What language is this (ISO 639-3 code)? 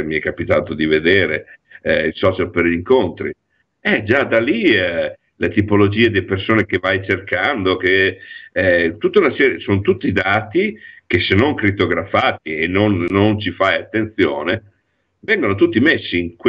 ita